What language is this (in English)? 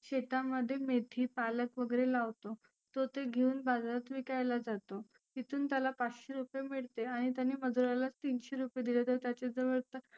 Marathi